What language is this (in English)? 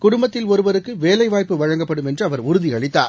Tamil